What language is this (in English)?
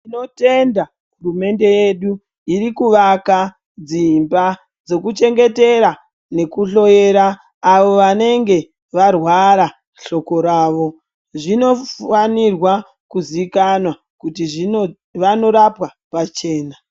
Ndau